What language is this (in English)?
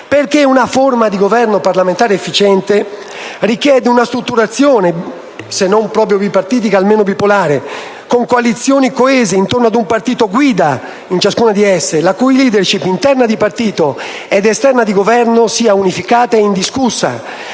Italian